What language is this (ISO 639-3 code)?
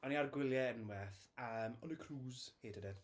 cym